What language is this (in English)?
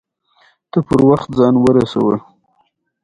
Pashto